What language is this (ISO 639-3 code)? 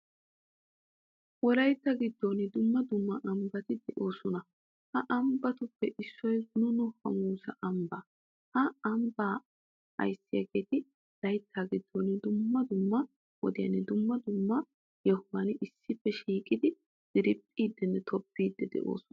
wal